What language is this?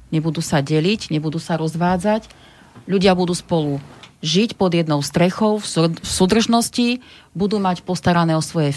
Slovak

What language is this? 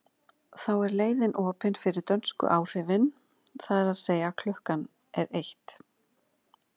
Icelandic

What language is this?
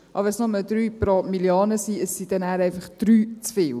Swiss German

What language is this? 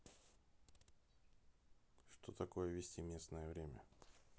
Russian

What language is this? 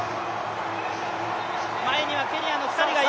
Japanese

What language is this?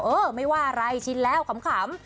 Thai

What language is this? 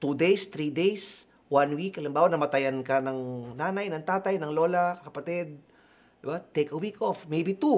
Filipino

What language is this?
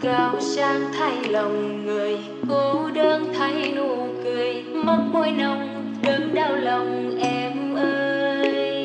Vietnamese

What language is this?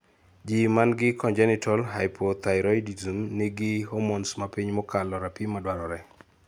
Luo (Kenya and Tanzania)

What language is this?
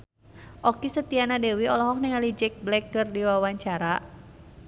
Sundanese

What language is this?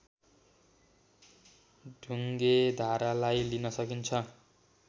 Nepali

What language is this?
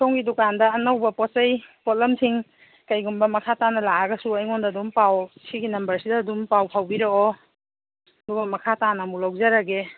Manipuri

